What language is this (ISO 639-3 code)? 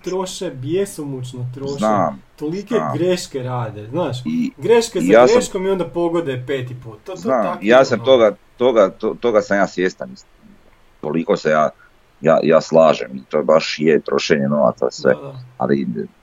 hrv